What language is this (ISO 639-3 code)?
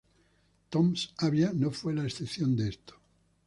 spa